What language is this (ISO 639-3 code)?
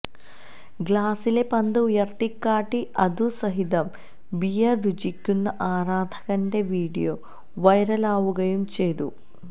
mal